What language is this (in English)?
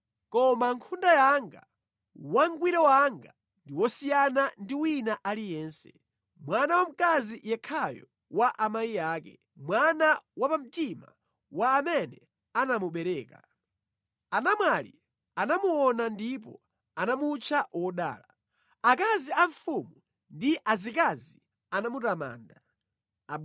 Nyanja